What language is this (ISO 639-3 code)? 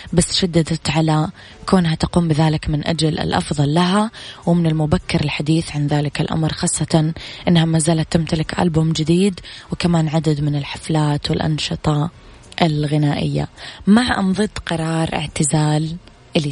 ara